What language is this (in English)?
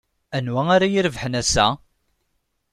Kabyle